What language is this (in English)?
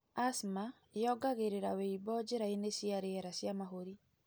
Kikuyu